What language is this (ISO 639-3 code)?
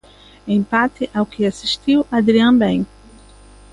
glg